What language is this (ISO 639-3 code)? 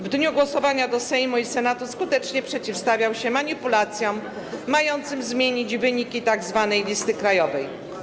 pol